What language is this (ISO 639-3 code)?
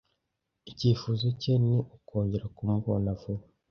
kin